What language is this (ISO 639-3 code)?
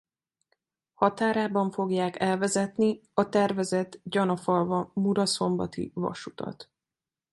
hun